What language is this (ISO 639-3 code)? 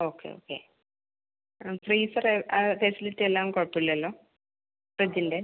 mal